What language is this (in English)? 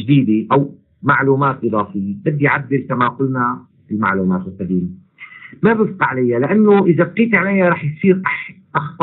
Arabic